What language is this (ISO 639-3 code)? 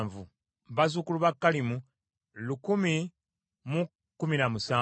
lug